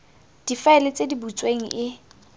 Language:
Tswana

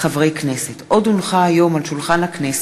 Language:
Hebrew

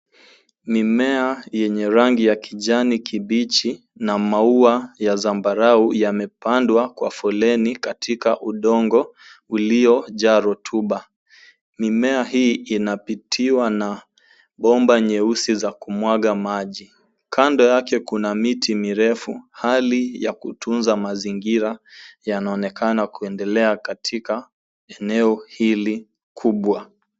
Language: Swahili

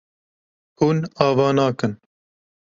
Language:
Kurdish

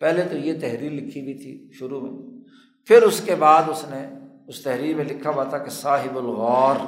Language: Urdu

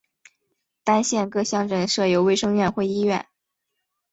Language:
Chinese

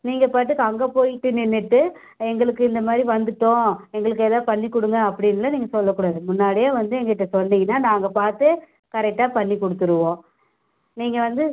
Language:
Tamil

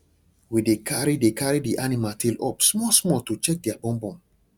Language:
Nigerian Pidgin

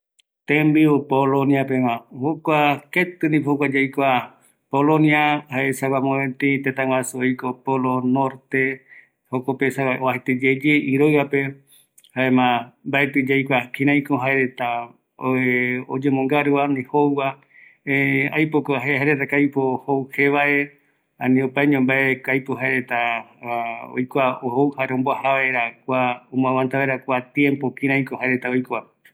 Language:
Eastern Bolivian Guaraní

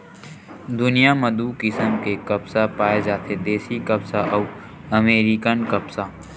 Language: Chhattisgarhi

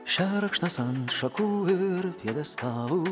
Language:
Lithuanian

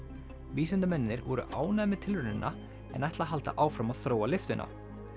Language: Icelandic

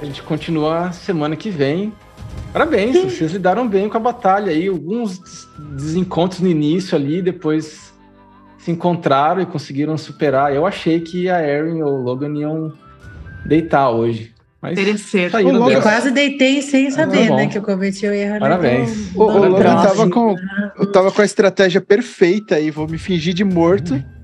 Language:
Portuguese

